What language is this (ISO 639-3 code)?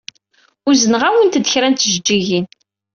kab